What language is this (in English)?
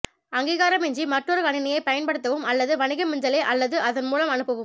Tamil